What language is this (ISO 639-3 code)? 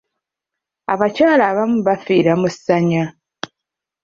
lug